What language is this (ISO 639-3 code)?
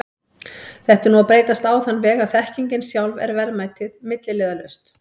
isl